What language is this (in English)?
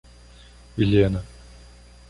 Portuguese